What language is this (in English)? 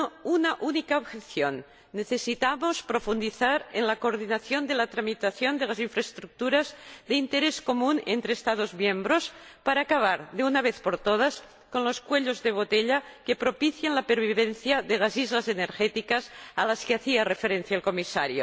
Spanish